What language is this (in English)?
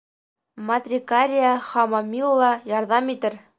Bashkir